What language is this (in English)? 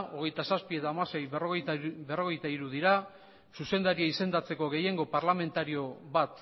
Basque